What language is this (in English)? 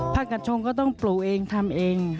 Thai